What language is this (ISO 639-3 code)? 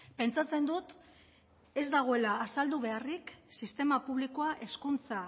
eus